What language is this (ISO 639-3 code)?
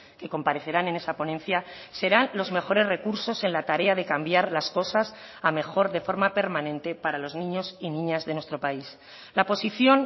spa